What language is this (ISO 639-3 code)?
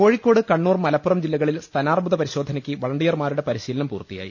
mal